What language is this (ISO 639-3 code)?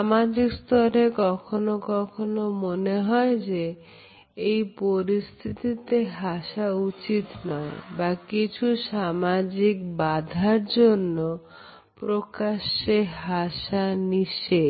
ben